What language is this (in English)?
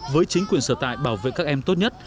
Vietnamese